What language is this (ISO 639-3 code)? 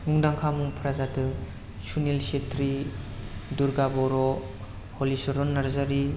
brx